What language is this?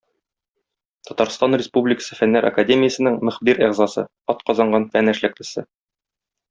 Tatar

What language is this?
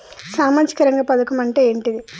Telugu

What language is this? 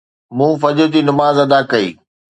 Sindhi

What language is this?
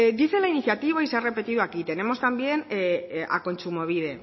Spanish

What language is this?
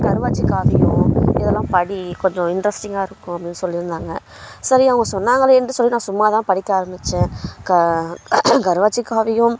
Tamil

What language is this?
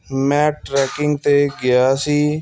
Punjabi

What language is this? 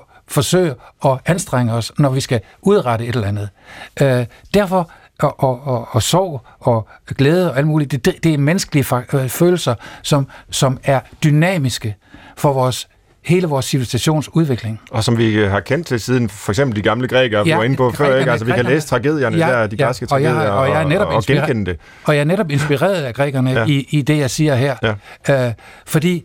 Danish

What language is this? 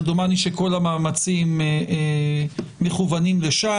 Hebrew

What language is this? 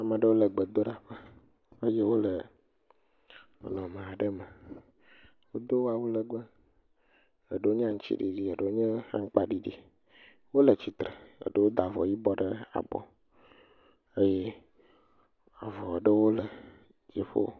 Ewe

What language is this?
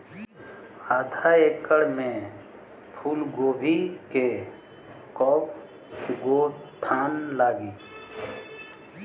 Bhojpuri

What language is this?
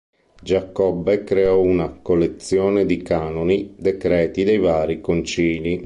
Italian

